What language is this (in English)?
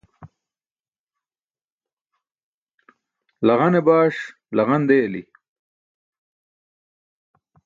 Burushaski